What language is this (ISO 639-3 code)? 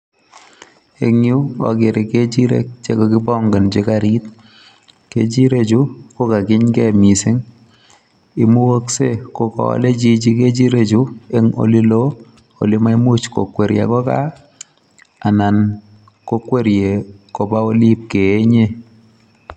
kln